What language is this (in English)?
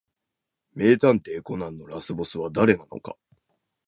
Japanese